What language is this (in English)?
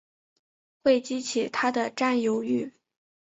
Chinese